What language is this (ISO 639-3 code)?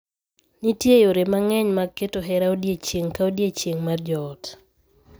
luo